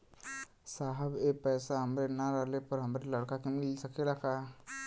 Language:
Bhojpuri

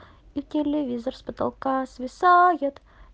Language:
Russian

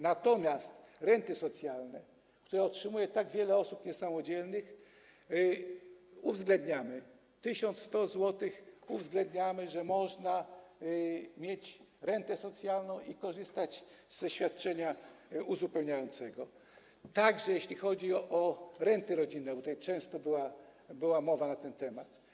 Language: Polish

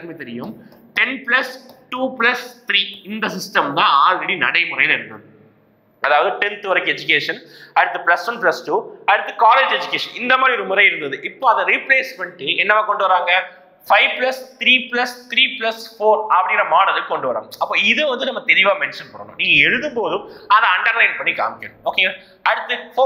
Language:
Tamil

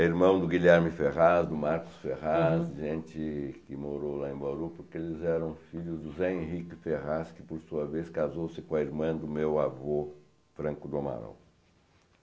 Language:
Portuguese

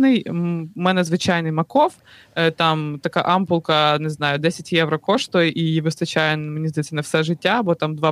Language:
Ukrainian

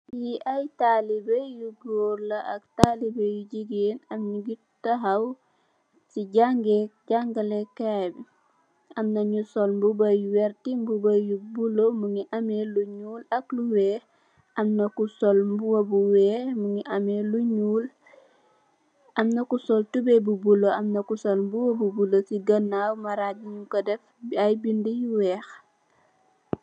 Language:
Wolof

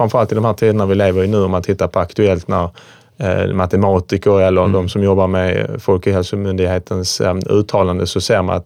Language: Swedish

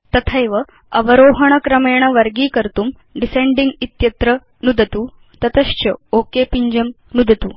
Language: Sanskrit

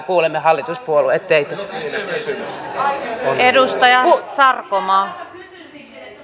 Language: Finnish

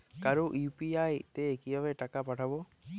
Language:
Bangla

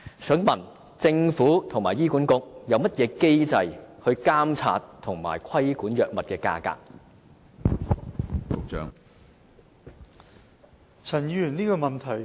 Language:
Cantonese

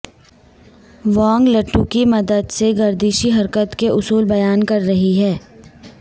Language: Urdu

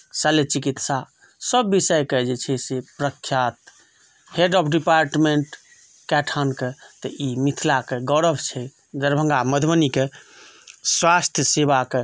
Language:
Maithili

